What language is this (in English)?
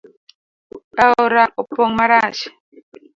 Luo (Kenya and Tanzania)